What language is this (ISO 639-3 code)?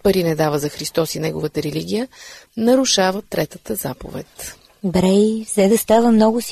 bul